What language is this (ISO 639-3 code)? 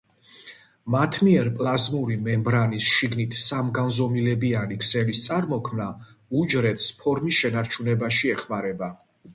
kat